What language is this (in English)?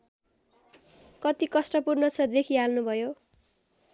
Nepali